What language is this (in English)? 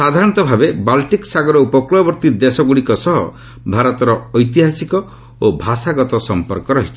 Odia